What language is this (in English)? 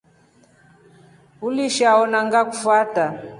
Rombo